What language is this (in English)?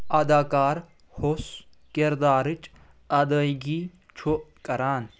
Kashmiri